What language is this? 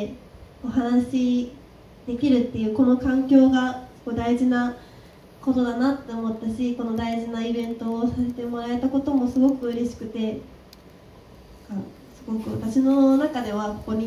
Japanese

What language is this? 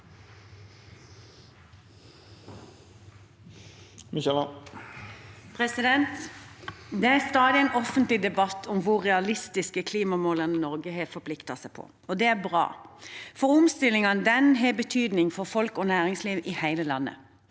Norwegian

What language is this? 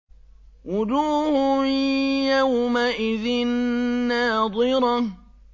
Arabic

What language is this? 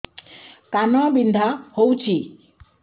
Odia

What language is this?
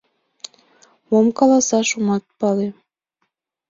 Mari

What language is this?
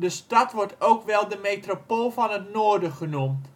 Dutch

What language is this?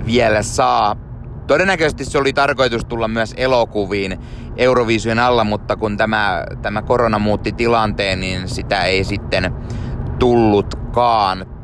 Finnish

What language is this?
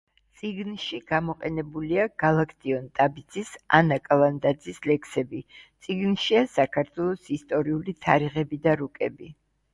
Georgian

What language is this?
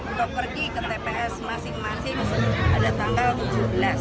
Indonesian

